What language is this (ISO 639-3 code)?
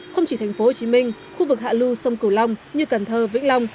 vie